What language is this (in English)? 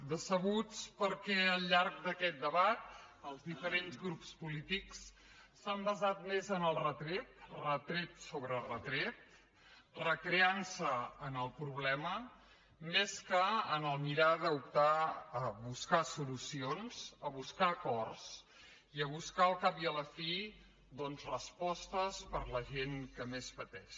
Catalan